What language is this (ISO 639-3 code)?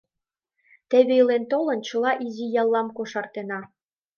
chm